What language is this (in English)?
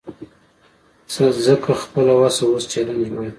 Pashto